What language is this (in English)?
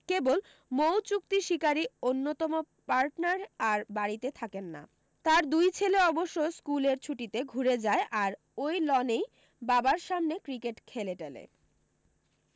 Bangla